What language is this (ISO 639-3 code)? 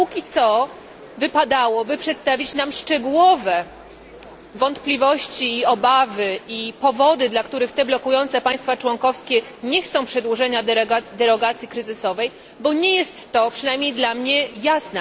pol